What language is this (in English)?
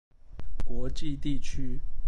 Chinese